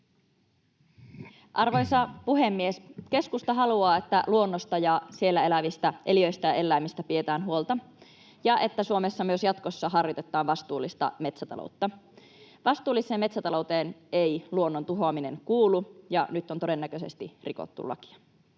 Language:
Finnish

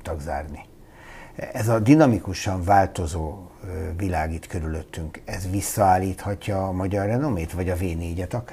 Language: Hungarian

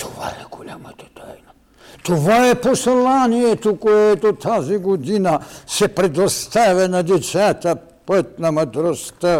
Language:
Bulgarian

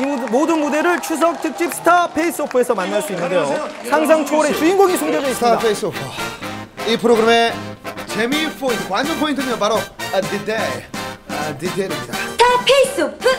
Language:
Korean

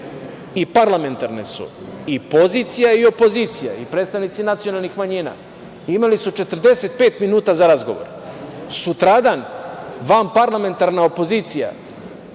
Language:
Serbian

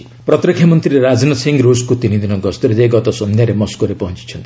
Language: Odia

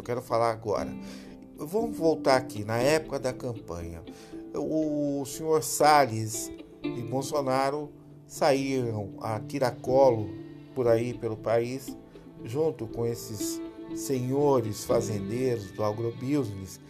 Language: Portuguese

